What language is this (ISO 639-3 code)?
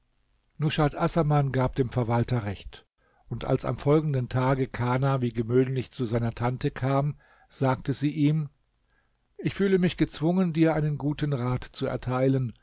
deu